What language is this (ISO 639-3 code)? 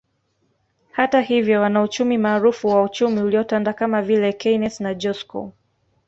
swa